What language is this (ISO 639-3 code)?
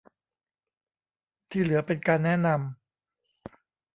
tha